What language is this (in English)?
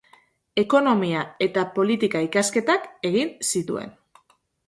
Basque